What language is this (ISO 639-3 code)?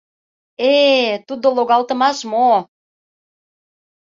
chm